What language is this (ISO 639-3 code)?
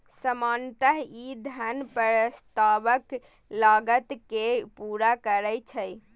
mai